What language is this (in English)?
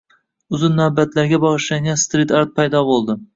Uzbek